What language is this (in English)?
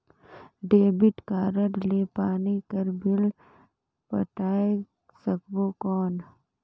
Chhattisgarhi